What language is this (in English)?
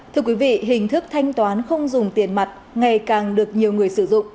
Vietnamese